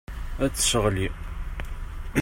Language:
Kabyle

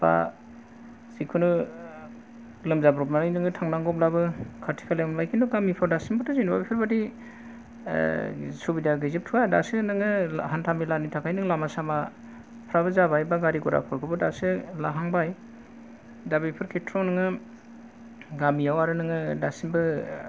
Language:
Bodo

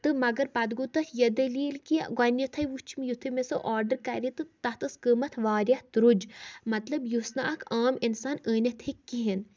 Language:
Kashmiri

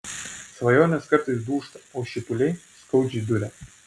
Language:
Lithuanian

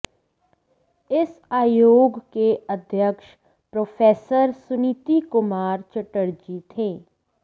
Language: Sanskrit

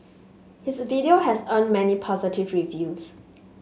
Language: English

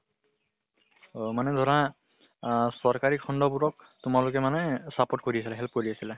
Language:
Assamese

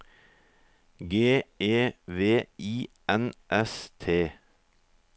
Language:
Norwegian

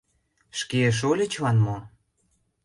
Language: Mari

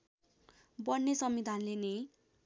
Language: Nepali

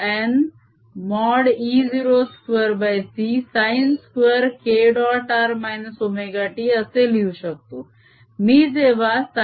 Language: Marathi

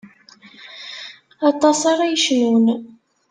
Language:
Kabyle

